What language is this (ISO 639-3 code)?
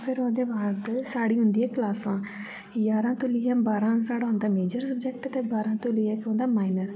doi